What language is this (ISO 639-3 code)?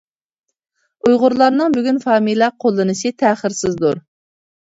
uig